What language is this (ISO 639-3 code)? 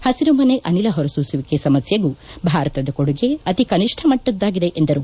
kan